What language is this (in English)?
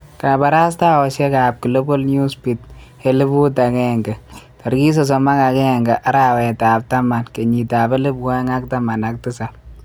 Kalenjin